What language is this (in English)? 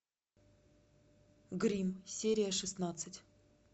Russian